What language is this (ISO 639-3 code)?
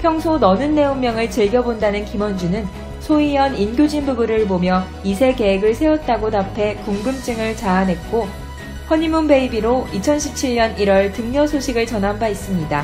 kor